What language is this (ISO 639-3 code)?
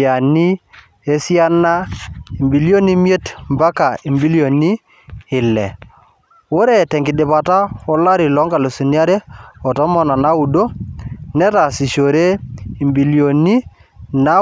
mas